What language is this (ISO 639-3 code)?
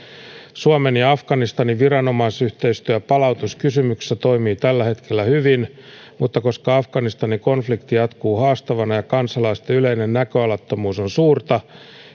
fin